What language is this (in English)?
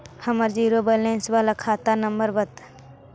Magahi